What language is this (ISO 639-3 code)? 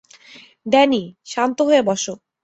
ben